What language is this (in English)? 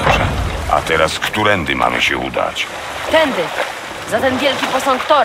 Polish